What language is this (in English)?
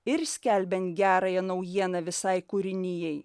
Lithuanian